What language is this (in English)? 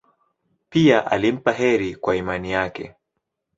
Swahili